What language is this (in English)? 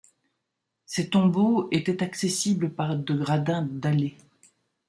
French